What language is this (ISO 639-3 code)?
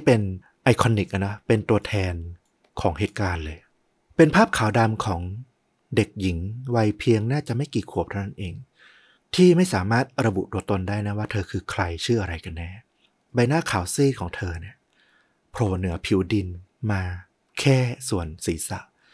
tha